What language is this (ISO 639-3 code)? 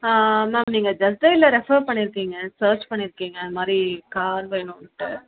tam